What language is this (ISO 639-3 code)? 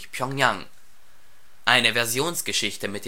deu